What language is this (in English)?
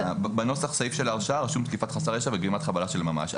Hebrew